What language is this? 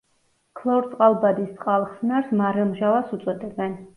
Georgian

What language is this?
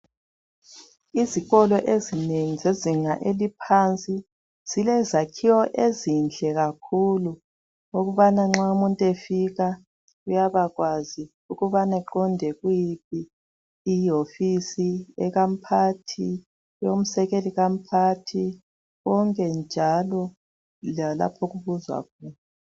North Ndebele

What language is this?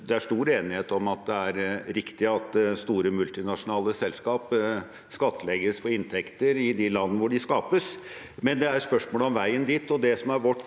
Norwegian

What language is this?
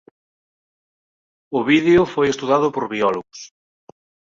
Galician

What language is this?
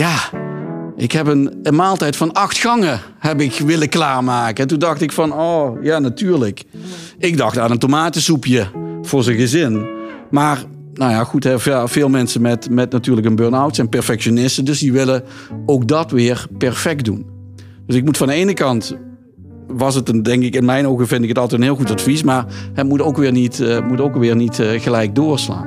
Dutch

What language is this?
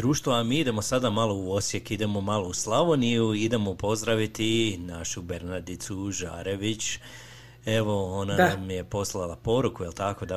Croatian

